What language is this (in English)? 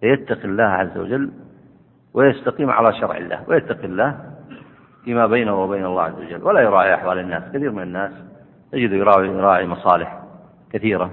Arabic